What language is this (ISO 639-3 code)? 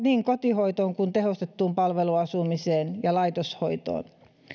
fin